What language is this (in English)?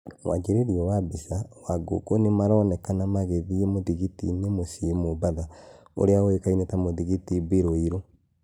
Kikuyu